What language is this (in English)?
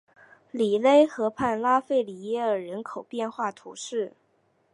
Chinese